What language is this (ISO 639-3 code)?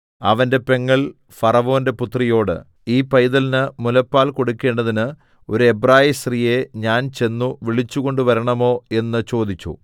mal